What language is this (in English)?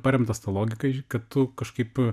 Lithuanian